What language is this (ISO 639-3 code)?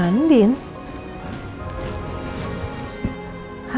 ind